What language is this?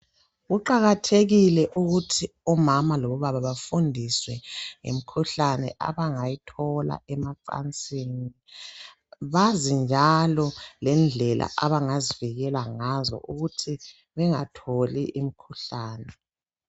North Ndebele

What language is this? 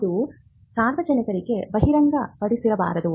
Kannada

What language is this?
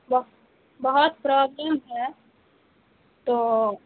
Urdu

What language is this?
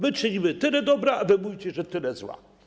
Polish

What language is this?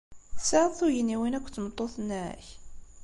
Kabyle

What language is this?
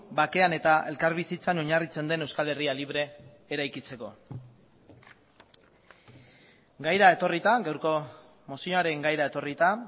Basque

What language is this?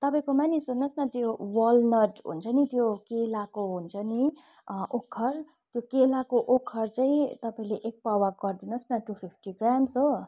Nepali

